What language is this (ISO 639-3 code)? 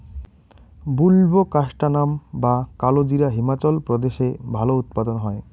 ben